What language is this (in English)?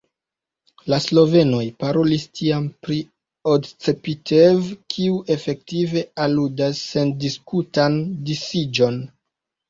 Esperanto